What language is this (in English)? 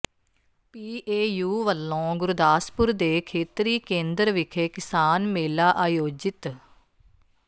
Punjabi